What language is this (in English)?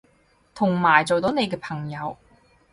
Cantonese